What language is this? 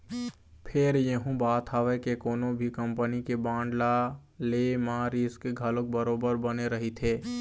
Chhattisgarhi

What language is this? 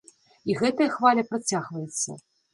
Belarusian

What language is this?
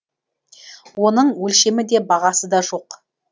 Kazakh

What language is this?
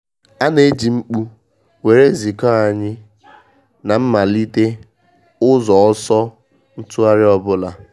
Igbo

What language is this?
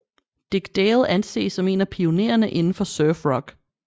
Danish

